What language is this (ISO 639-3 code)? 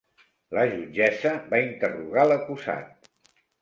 cat